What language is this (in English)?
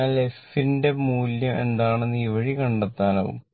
Malayalam